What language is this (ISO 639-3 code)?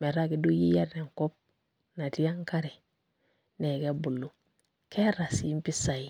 mas